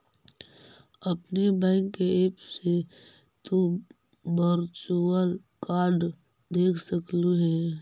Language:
Magahi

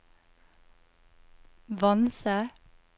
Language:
Norwegian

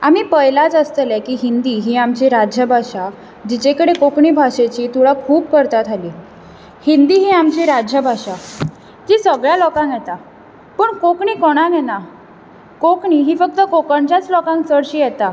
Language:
Konkani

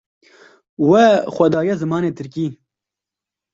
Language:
Kurdish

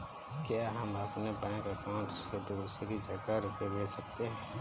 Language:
Hindi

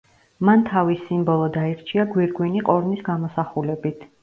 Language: Georgian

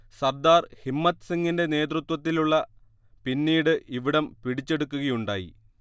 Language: Malayalam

